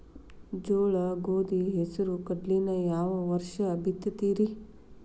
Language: Kannada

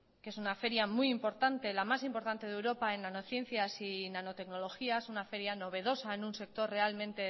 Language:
Spanish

